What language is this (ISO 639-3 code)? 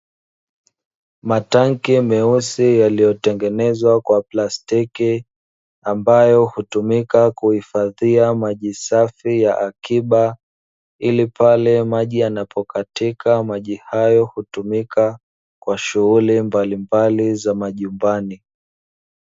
swa